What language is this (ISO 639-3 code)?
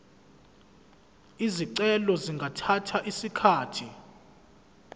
zul